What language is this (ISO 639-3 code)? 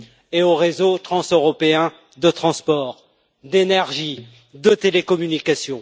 fra